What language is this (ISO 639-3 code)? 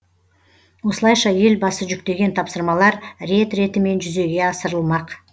kaz